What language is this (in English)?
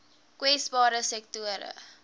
Afrikaans